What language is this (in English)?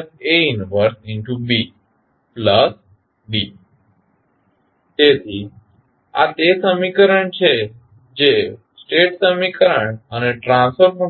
Gujarati